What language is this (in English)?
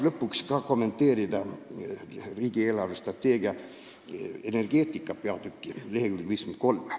Estonian